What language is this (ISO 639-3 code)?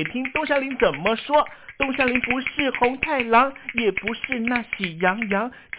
zho